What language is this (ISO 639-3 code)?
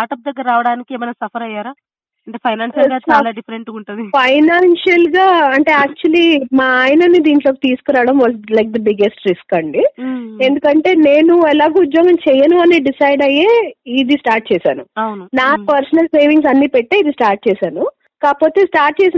tel